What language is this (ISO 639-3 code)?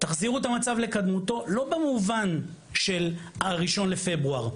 heb